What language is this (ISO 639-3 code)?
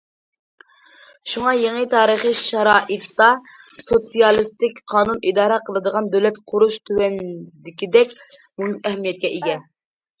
uig